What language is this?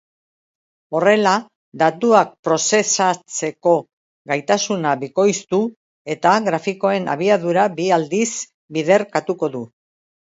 Basque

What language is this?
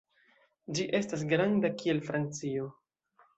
Esperanto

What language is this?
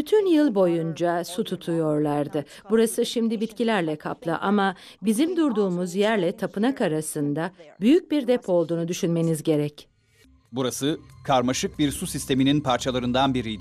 Turkish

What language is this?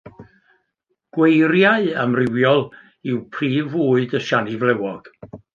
Welsh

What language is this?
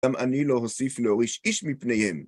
Hebrew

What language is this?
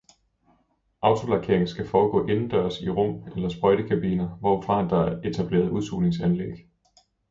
Danish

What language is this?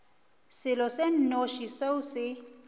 Northern Sotho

